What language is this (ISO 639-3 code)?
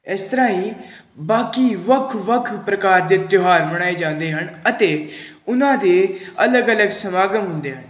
pan